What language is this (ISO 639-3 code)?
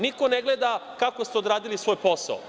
srp